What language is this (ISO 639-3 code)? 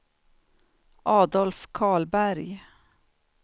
swe